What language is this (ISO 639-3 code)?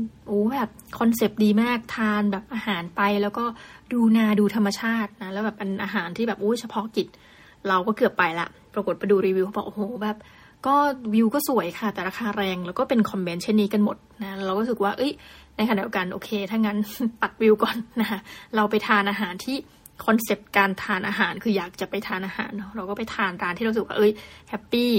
tha